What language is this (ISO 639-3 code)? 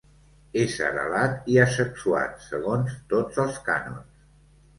cat